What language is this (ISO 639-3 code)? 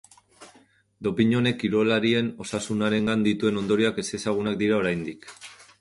eus